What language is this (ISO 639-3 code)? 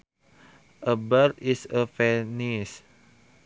sun